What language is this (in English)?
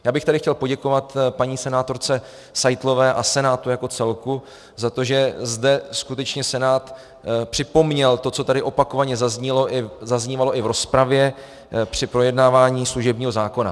Czech